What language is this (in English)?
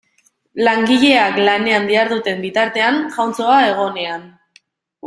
Basque